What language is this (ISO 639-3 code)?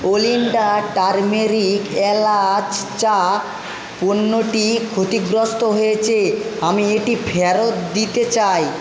ben